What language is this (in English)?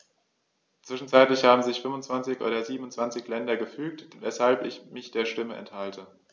German